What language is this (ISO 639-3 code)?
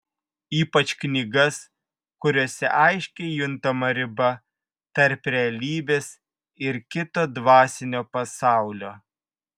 lit